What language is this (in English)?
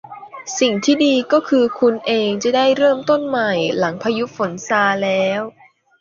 Thai